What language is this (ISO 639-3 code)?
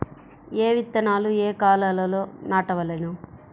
tel